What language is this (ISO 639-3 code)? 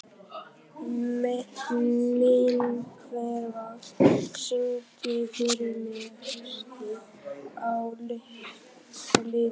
isl